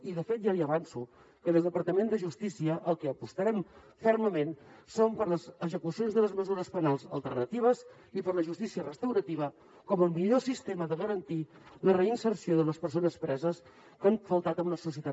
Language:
Catalan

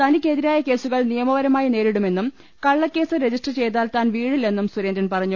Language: Malayalam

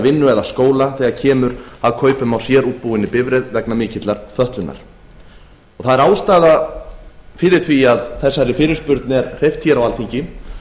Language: Icelandic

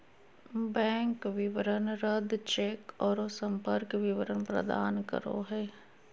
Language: Magahi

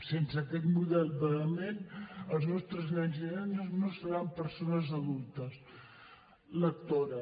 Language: Catalan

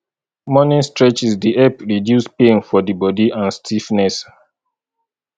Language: Nigerian Pidgin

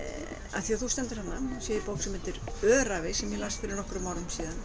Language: Icelandic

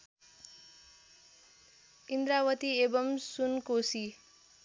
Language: Nepali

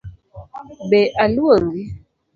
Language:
Luo (Kenya and Tanzania)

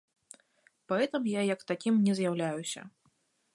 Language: Belarusian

